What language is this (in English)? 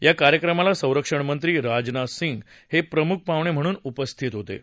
Marathi